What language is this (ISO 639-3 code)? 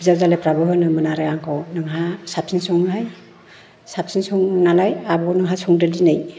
brx